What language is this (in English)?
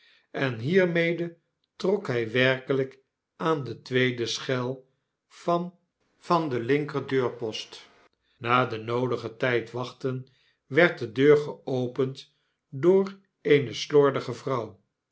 Dutch